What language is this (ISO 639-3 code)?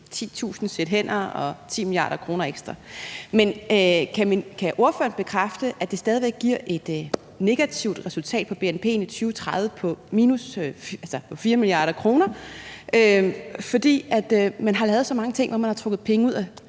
dan